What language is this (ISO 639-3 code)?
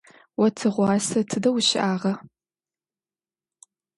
ady